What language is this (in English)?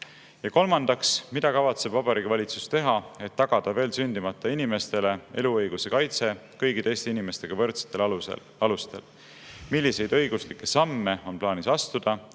Estonian